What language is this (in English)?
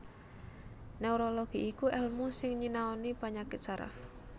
Javanese